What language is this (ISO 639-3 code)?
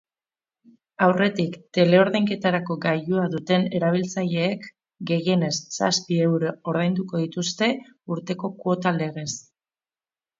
eus